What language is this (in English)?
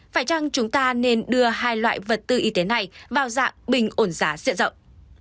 Vietnamese